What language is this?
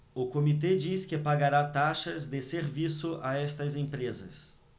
Portuguese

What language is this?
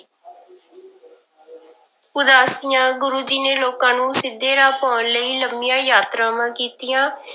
Punjabi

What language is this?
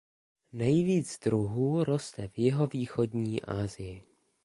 Czech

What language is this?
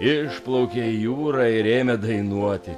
Lithuanian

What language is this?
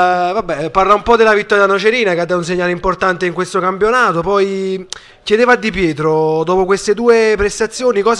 Italian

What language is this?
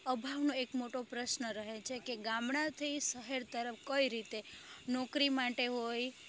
Gujarati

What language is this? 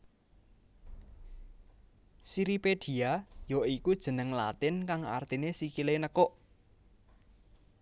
Javanese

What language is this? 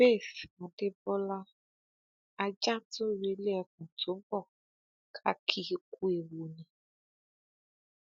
Yoruba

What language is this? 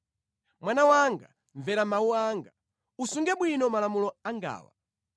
Nyanja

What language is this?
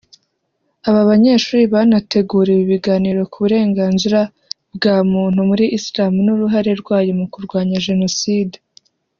Kinyarwanda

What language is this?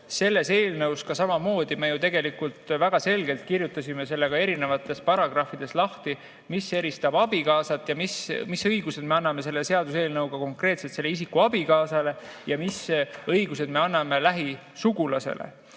Estonian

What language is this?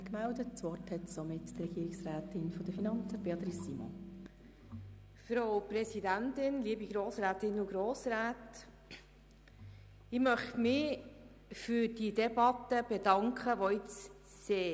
Swiss German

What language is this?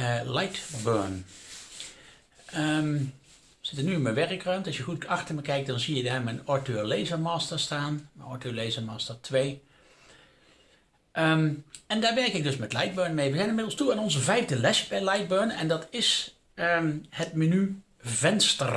Dutch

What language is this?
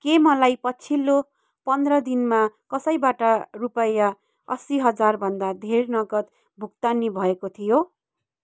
Nepali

